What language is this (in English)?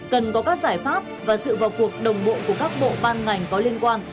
Vietnamese